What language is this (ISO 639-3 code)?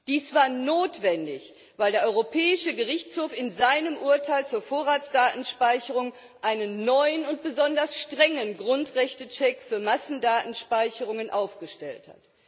deu